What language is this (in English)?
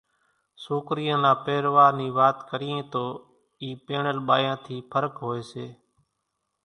Kachi Koli